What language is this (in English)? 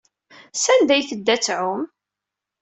Kabyle